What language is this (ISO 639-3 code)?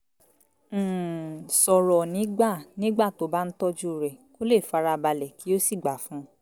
yor